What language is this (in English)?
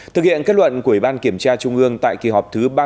Vietnamese